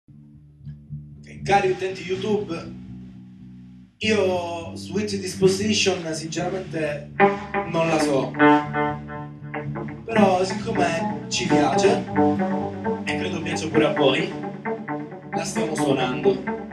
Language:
Italian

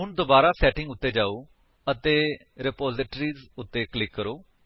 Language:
Punjabi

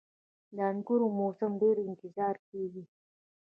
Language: Pashto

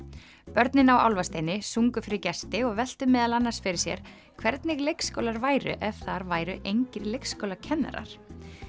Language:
Icelandic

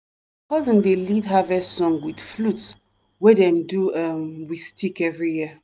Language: Nigerian Pidgin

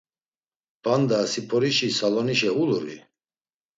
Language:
Laz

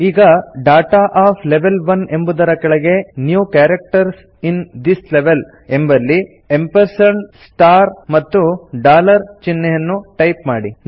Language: Kannada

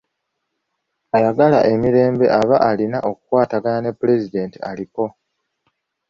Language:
Ganda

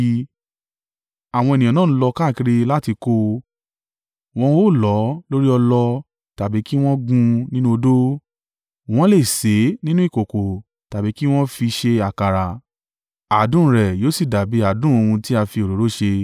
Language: Yoruba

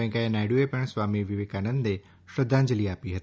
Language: Gujarati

